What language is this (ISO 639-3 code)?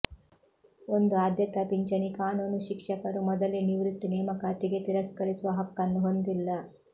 kan